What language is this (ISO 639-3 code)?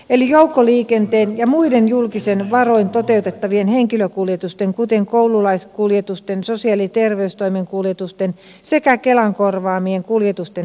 fin